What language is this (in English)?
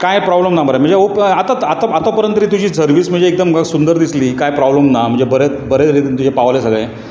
Konkani